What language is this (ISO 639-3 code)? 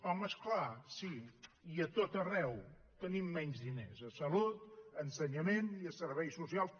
cat